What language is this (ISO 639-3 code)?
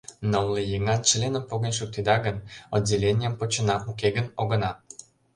chm